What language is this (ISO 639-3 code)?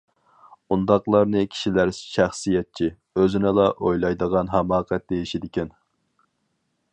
uig